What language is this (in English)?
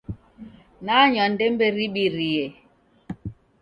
Taita